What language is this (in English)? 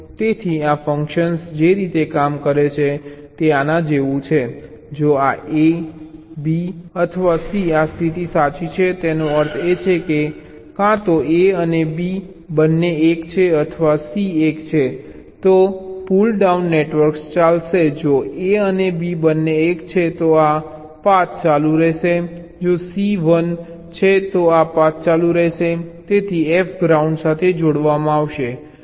Gujarati